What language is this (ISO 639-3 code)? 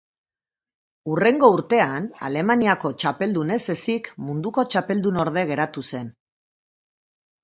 eus